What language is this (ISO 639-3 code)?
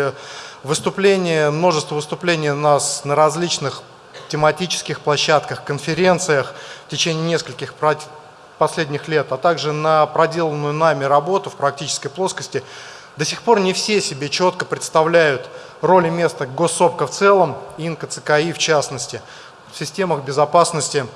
rus